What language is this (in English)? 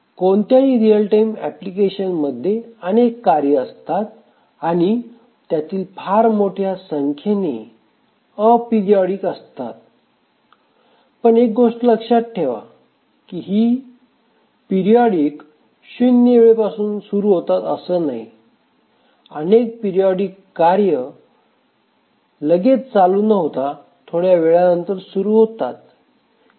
Marathi